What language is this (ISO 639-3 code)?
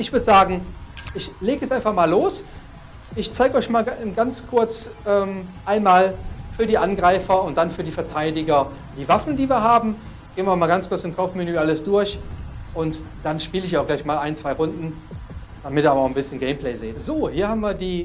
deu